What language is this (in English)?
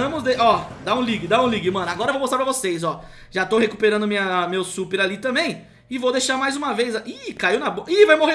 Portuguese